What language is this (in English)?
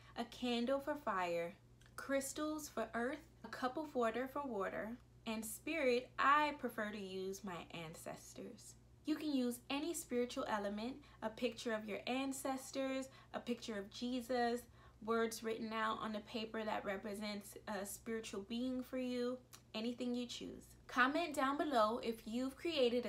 English